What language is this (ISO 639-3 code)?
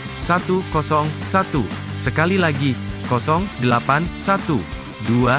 ind